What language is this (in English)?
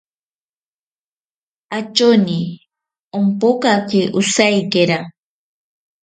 Ashéninka Perené